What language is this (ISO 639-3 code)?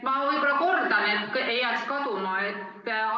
est